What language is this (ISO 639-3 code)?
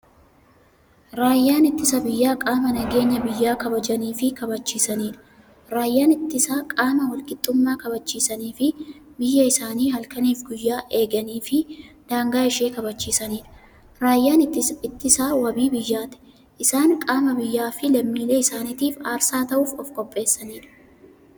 orm